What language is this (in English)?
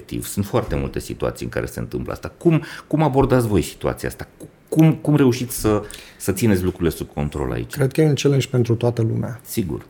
Romanian